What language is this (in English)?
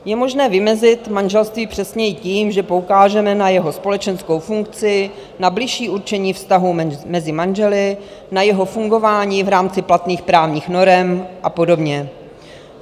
Czech